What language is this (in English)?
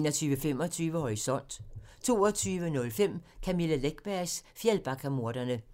Danish